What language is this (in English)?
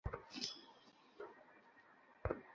Bangla